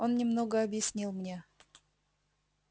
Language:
Russian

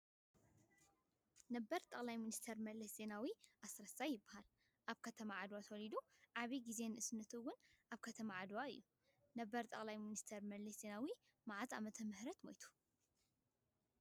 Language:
Tigrinya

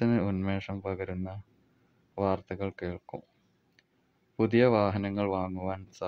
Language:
Polish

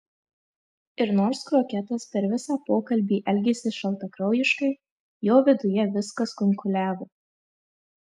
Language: Lithuanian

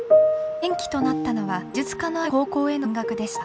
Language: Japanese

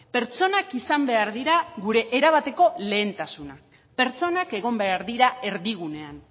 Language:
Basque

